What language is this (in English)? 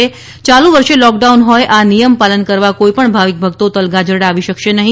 Gujarati